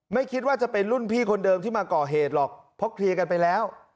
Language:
Thai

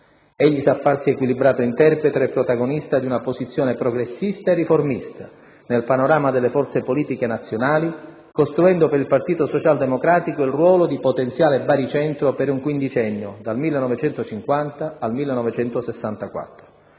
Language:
Italian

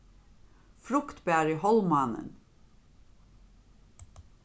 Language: Faroese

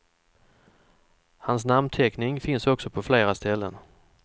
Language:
Swedish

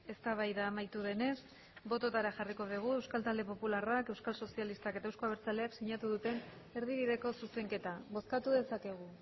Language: Basque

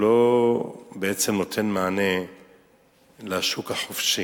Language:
Hebrew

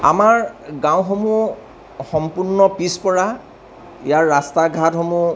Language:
Assamese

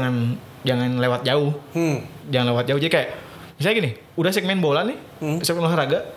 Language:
Indonesian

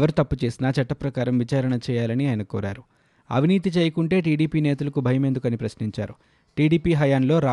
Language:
Telugu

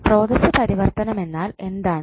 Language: Malayalam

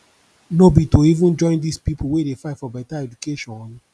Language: Nigerian Pidgin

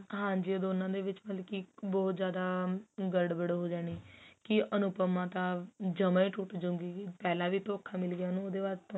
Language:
Punjabi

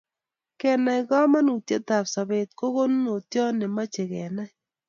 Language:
Kalenjin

